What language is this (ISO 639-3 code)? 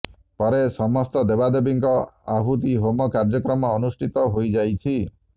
ori